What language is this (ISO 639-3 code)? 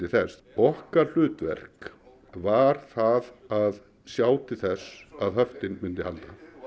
isl